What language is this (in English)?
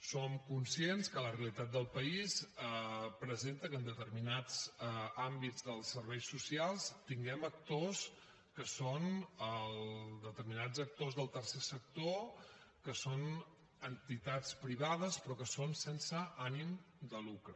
Catalan